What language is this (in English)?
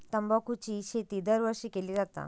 Marathi